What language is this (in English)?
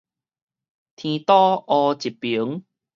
Min Nan Chinese